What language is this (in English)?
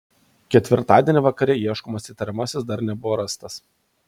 Lithuanian